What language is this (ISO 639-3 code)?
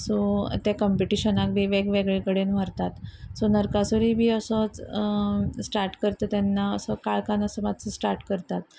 kok